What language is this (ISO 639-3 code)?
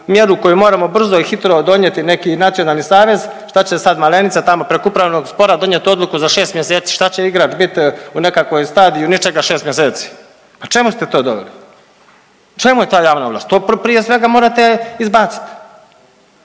hrv